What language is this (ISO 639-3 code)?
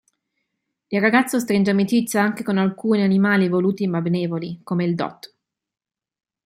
ita